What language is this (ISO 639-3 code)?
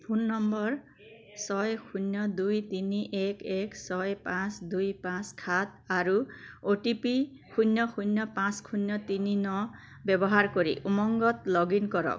asm